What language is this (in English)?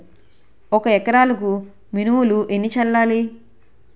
Telugu